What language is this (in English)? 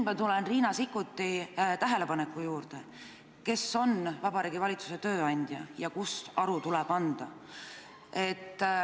Estonian